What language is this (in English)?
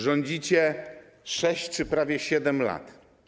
Polish